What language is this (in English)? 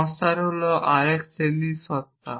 Bangla